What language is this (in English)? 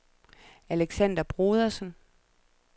Danish